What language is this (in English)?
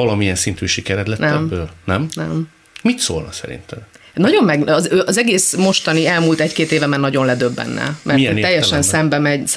Hungarian